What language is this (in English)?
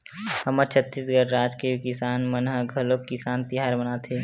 Chhattisgarhi